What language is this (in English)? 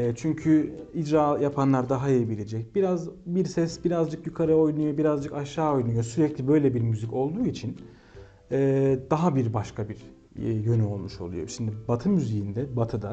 Turkish